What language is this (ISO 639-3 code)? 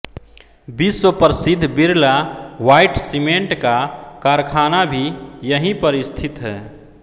hin